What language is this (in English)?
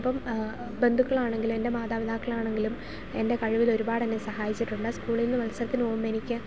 Malayalam